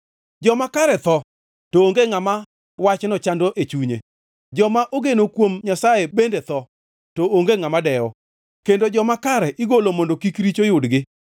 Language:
Luo (Kenya and Tanzania)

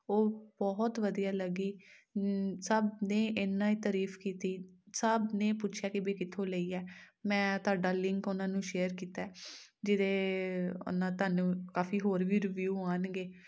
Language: Punjabi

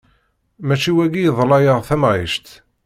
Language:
Kabyle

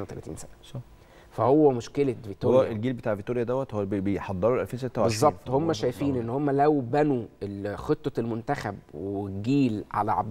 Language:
Arabic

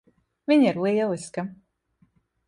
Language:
Latvian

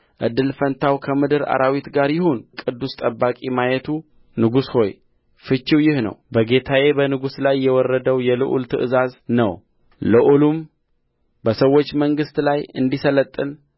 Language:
Amharic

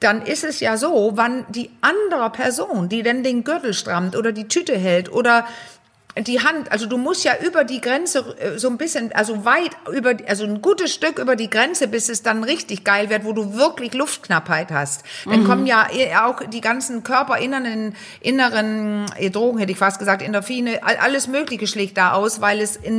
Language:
German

